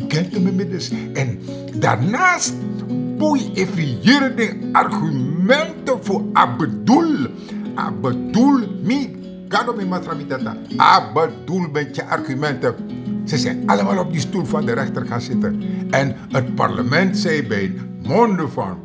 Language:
Dutch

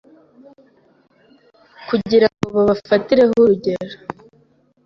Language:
Kinyarwanda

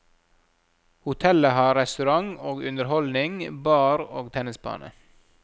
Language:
Norwegian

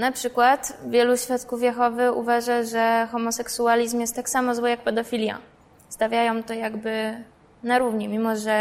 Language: Polish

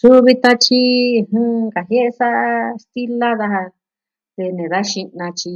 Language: Southwestern Tlaxiaco Mixtec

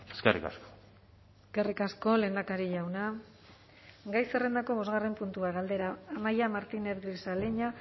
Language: Basque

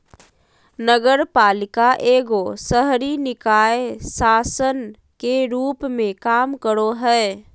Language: Magahi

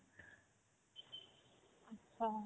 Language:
Assamese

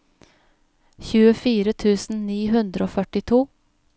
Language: Norwegian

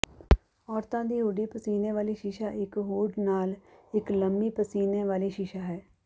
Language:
Punjabi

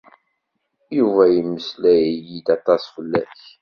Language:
Kabyle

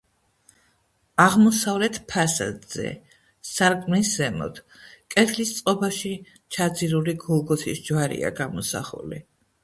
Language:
Georgian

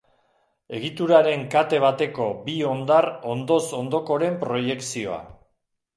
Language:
Basque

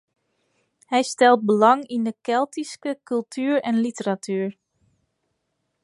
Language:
Western Frisian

